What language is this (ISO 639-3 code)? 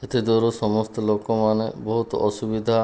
ori